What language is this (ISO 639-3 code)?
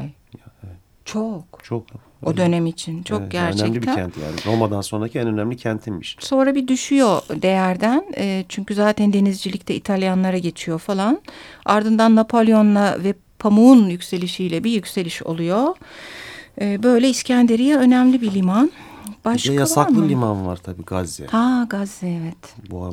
tur